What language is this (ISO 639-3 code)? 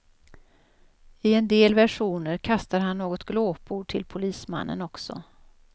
swe